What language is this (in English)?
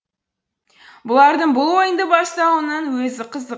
Kazakh